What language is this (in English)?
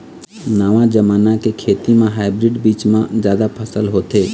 Chhattisgarhi